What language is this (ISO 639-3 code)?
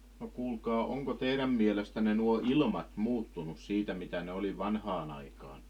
fin